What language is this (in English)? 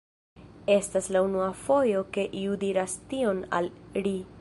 Esperanto